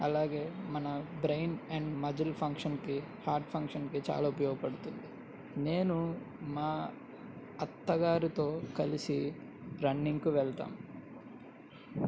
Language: Telugu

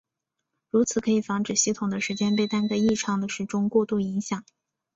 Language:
Chinese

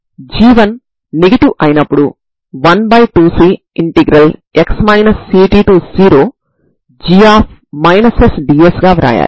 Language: Telugu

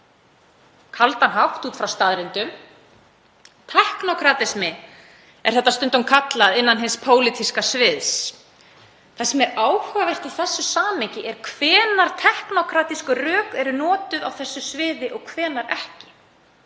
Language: Icelandic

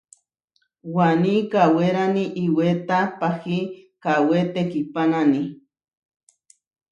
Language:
Huarijio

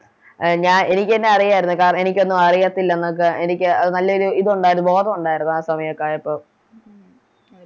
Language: Malayalam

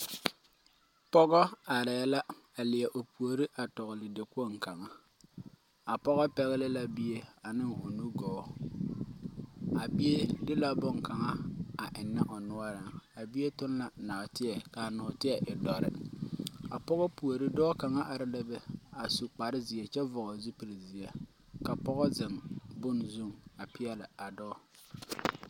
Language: Southern Dagaare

